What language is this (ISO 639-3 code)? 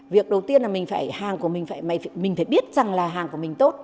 vie